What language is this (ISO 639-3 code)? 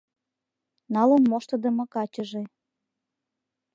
chm